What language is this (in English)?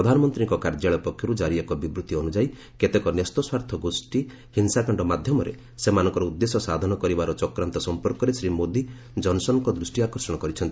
Odia